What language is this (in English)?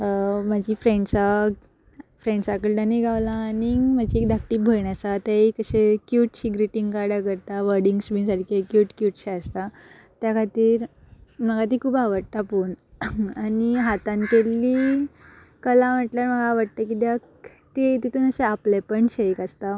Konkani